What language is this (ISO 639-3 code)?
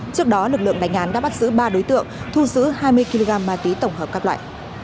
vie